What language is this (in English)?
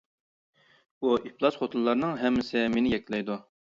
Uyghur